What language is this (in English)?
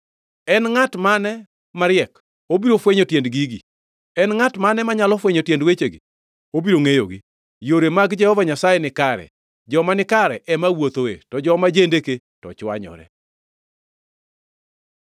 Luo (Kenya and Tanzania)